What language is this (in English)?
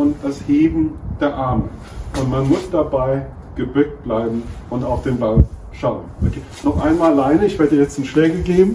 German